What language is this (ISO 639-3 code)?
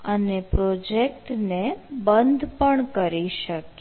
guj